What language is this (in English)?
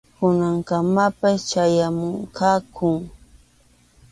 Arequipa-La Unión Quechua